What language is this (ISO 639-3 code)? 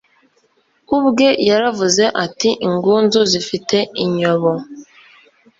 kin